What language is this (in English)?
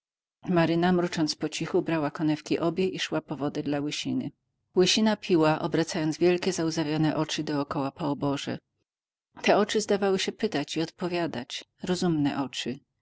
Polish